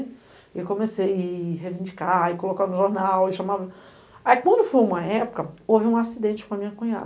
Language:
Portuguese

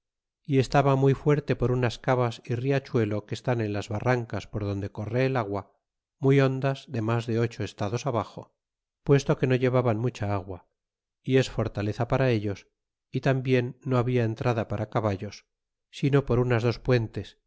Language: Spanish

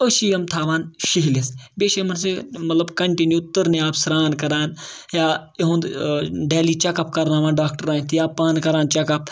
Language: Kashmiri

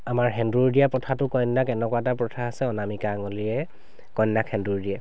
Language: Assamese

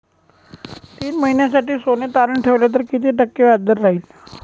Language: Marathi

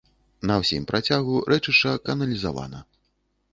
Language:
Belarusian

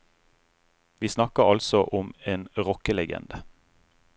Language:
Norwegian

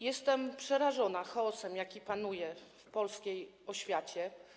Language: Polish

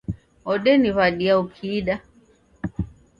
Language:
Taita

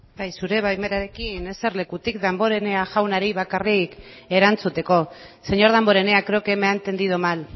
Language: Basque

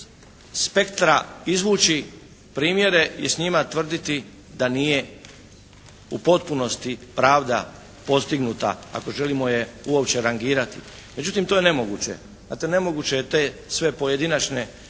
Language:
Croatian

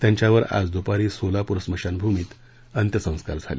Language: Marathi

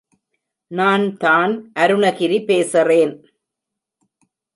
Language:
Tamil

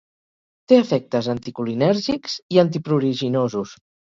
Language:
Catalan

